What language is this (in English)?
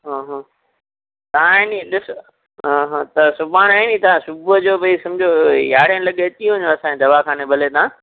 Sindhi